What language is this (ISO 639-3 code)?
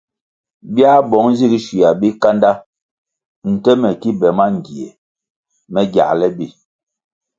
nmg